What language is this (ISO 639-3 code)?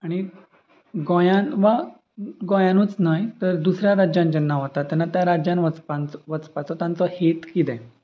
kok